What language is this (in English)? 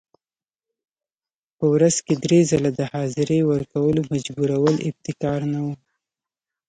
Pashto